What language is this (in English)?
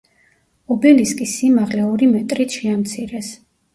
Georgian